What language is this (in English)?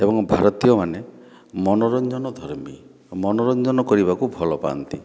Odia